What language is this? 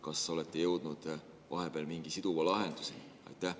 Estonian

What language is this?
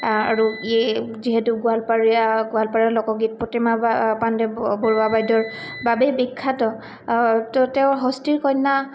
Assamese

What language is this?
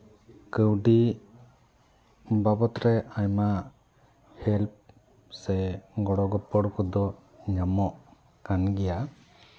Santali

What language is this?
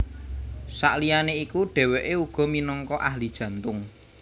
Javanese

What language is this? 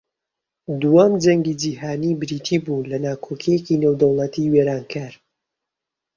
Central Kurdish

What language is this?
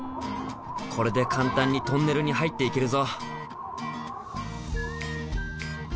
Japanese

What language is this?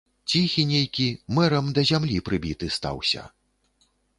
Belarusian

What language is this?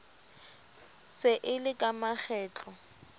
Southern Sotho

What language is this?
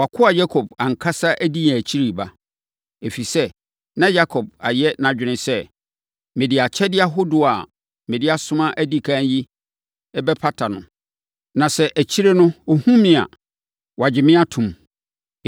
Akan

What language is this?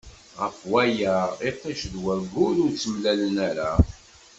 Kabyle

